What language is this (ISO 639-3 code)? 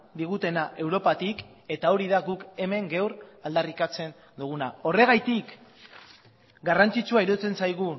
eus